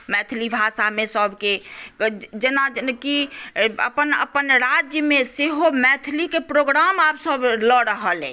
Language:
Maithili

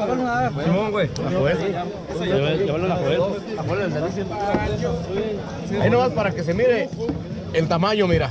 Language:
Spanish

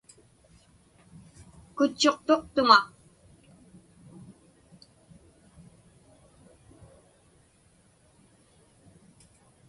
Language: Inupiaq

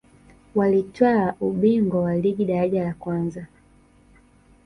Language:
Swahili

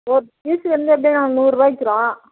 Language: Tamil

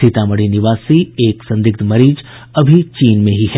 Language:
Hindi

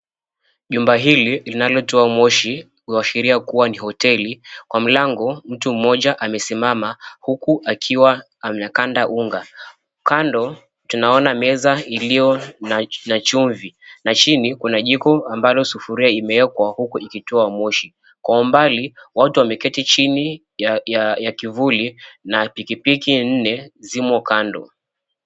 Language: Swahili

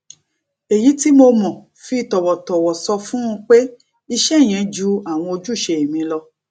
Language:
Yoruba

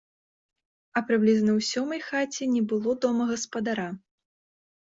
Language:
Belarusian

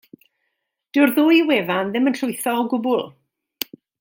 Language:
Welsh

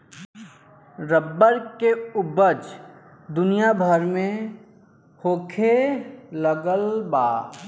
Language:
Bhojpuri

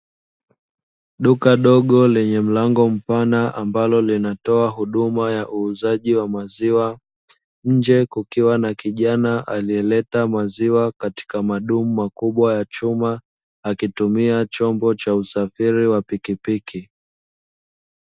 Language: Swahili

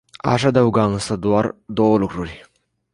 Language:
Romanian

